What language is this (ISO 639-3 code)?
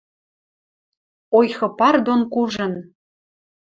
mrj